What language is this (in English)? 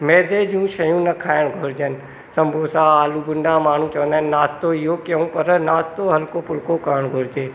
Sindhi